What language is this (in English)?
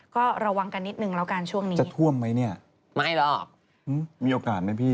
Thai